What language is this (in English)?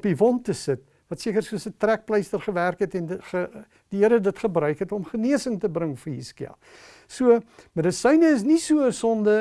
Dutch